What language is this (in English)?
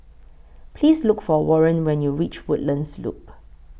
English